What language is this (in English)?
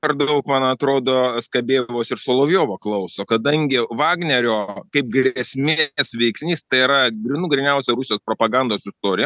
Lithuanian